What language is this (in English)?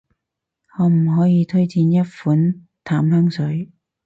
Cantonese